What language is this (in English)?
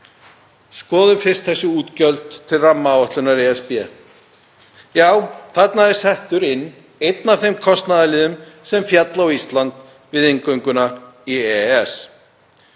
Icelandic